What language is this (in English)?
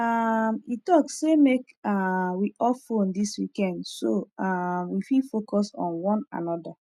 Nigerian Pidgin